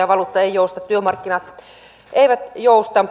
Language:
Finnish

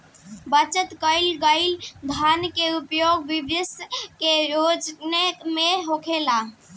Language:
Bhojpuri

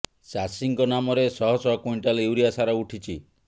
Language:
Odia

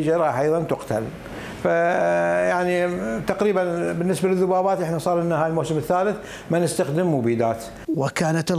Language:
Arabic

